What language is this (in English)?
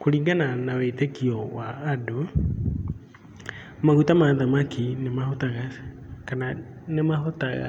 Kikuyu